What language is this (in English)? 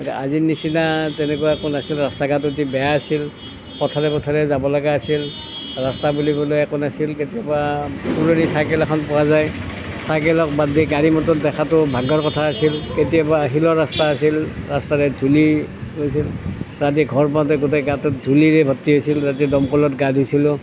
Assamese